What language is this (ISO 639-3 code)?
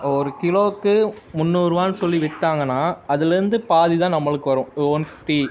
tam